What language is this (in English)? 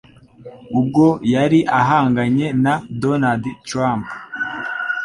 Kinyarwanda